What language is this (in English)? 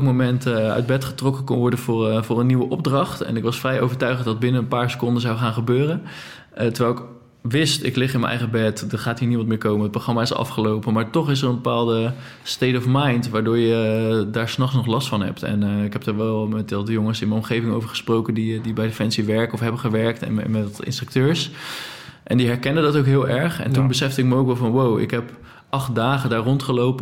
Dutch